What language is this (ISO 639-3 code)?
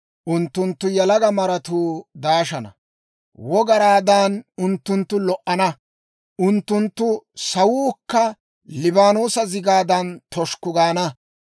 dwr